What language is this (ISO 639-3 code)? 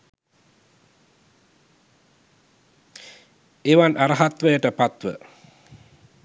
sin